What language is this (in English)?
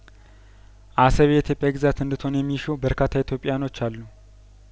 Amharic